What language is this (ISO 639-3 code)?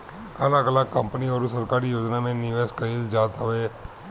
bho